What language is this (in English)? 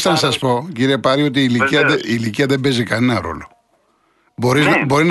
Greek